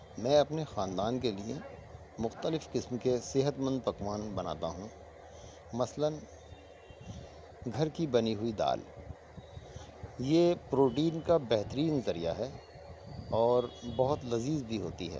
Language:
Urdu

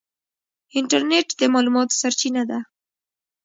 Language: Pashto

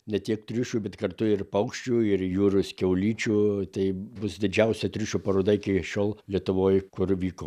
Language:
Lithuanian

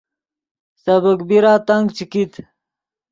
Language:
Yidgha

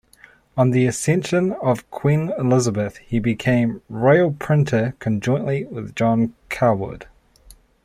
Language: English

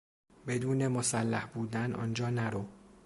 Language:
Persian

